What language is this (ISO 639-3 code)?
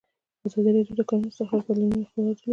pus